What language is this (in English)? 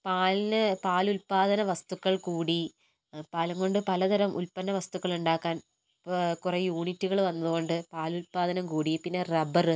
Malayalam